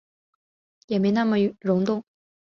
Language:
Chinese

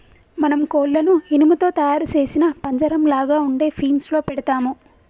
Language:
Telugu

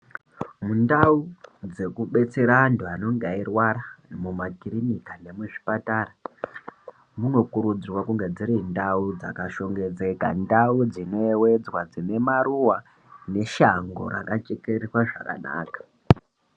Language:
Ndau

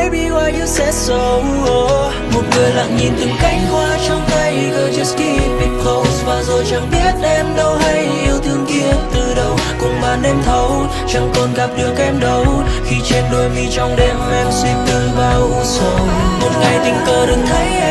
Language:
Vietnamese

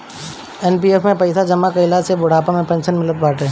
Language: Bhojpuri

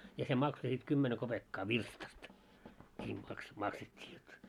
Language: Finnish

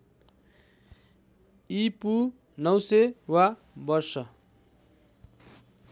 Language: Nepali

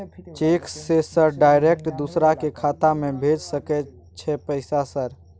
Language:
Maithili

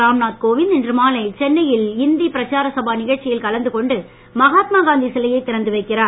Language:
Tamil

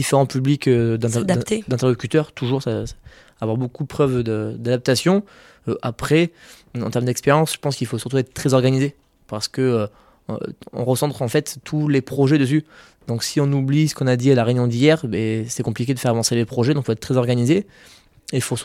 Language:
French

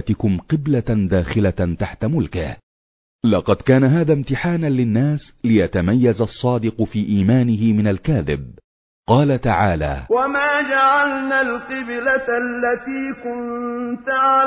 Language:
Arabic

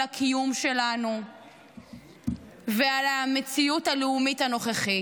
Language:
Hebrew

